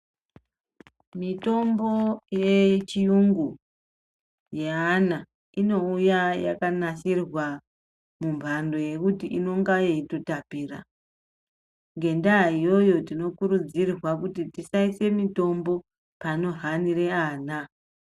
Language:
Ndau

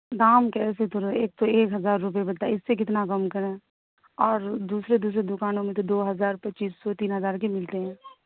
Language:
Urdu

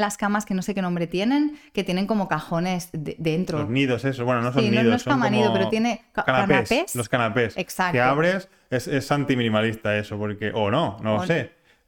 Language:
Spanish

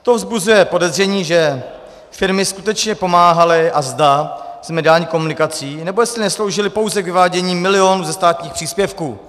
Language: Czech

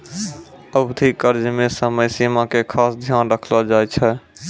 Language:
Maithili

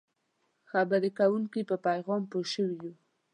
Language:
Pashto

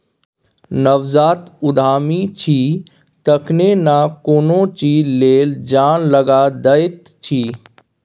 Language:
Maithili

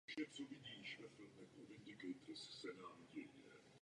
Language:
Czech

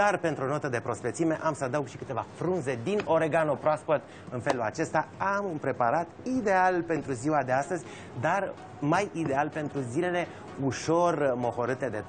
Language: Romanian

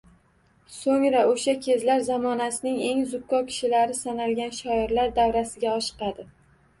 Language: Uzbek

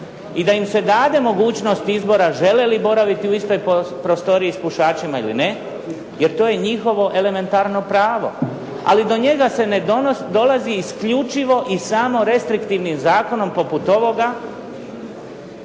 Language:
Croatian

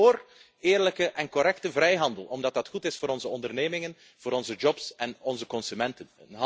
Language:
Dutch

